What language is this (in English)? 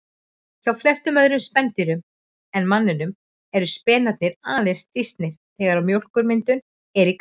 Icelandic